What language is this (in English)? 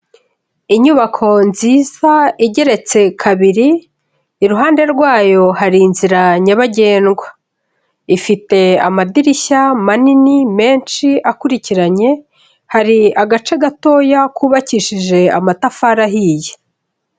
Kinyarwanda